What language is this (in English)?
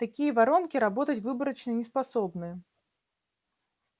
Russian